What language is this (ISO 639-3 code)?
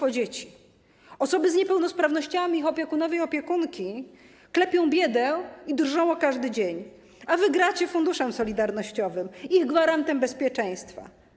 pol